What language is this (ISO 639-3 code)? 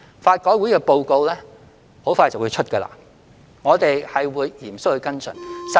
yue